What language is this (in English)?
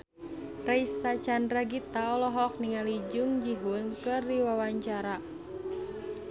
Sundanese